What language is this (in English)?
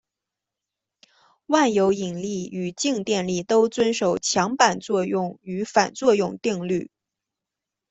Chinese